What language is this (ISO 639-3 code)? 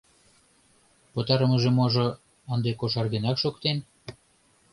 chm